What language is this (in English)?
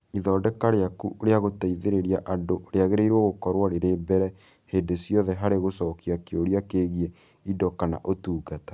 Kikuyu